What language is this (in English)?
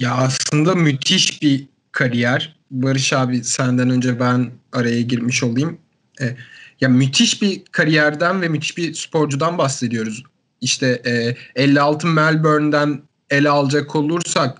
Turkish